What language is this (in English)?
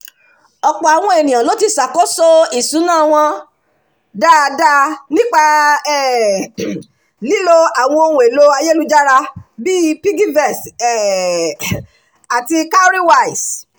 Yoruba